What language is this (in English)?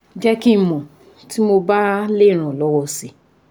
Yoruba